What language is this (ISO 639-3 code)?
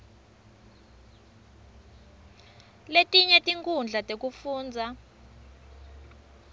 ssw